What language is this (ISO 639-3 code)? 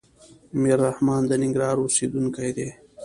pus